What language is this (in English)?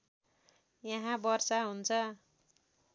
Nepali